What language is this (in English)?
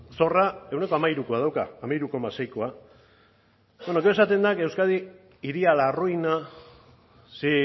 Basque